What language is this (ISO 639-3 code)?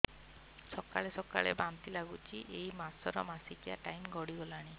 ori